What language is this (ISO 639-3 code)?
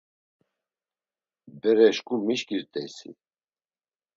lzz